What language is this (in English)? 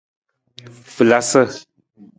Nawdm